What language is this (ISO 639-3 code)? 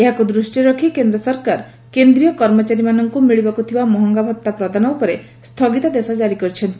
ori